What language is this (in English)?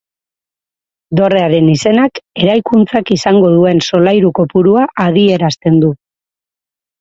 Basque